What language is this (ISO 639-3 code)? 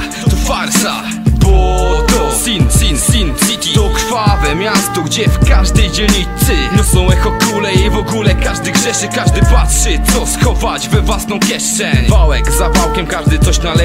pol